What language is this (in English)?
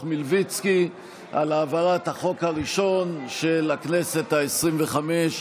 Hebrew